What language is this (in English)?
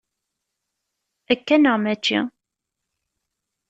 Kabyle